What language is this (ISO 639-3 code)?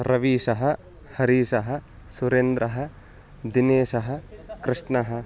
san